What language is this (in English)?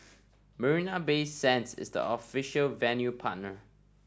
English